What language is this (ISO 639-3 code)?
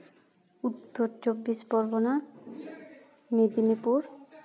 sat